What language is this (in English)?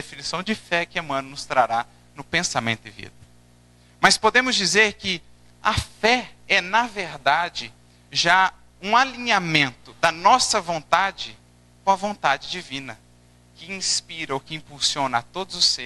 Portuguese